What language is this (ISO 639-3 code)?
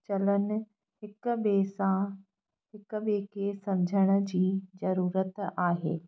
snd